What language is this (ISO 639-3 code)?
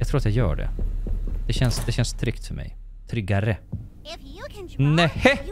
swe